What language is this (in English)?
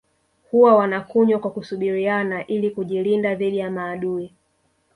Swahili